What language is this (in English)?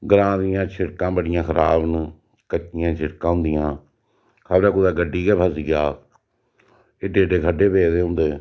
Dogri